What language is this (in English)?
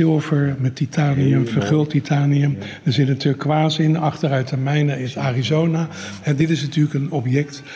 Dutch